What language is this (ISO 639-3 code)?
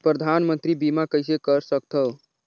hne